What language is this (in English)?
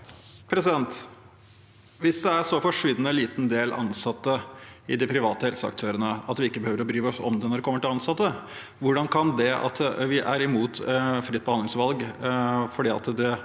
Norwegian